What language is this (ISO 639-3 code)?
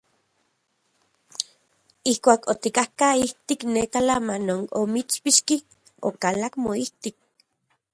ncx